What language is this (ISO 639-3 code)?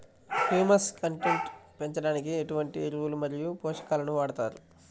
tel